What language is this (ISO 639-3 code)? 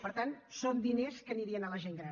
cat